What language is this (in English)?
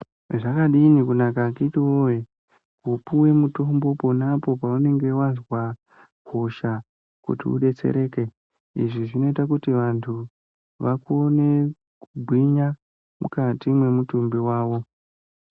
Ndau